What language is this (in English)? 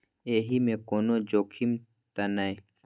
Maithili